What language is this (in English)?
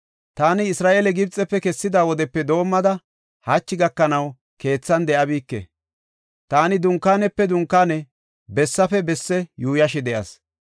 Gofa